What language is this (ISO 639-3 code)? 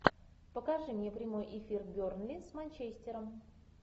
rus